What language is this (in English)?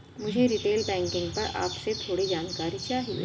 Hindi